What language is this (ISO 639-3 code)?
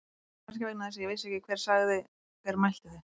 isl